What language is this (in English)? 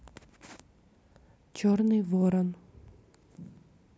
Russian